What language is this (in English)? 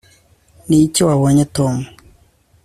Kinyarwanda